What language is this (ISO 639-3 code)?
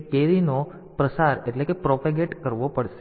guj